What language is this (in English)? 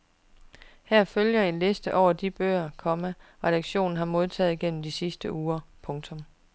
Danish